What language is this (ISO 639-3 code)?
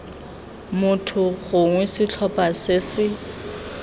tsn